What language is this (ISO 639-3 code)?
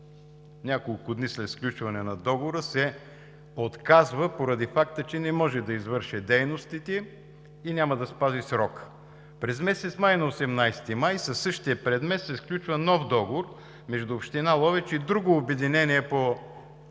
bul